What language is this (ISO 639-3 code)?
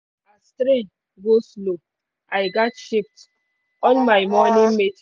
pcm